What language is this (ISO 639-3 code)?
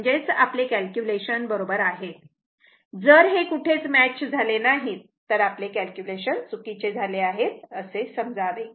mar